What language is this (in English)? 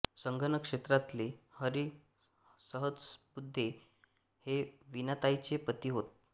Marathi